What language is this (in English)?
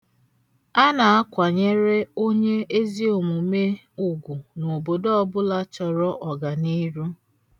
Igbo